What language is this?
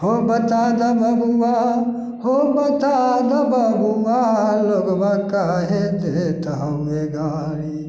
Maithili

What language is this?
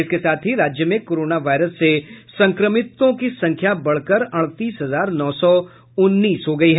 Hindi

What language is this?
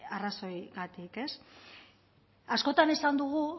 Basque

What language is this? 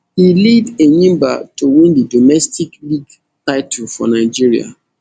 Nigerian Pidgin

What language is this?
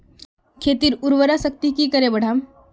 Magahi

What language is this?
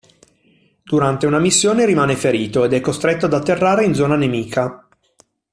Italian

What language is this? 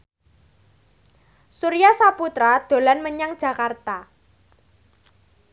Javanese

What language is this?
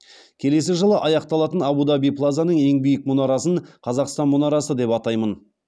Kazakh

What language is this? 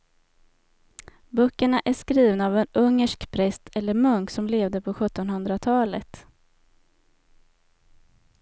Swedish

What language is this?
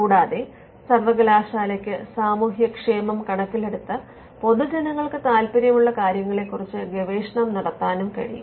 Malayalam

